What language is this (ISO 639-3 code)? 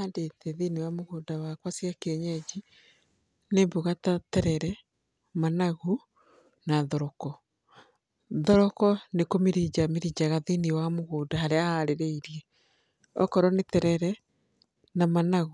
kik